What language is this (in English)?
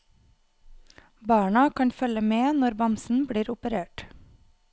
Norwegian